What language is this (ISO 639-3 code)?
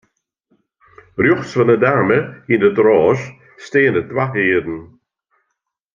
fry